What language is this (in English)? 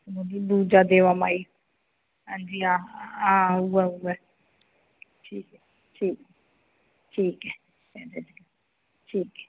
Dogri